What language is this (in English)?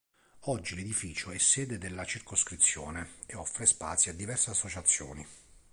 Italian